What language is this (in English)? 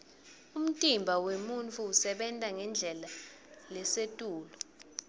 Swati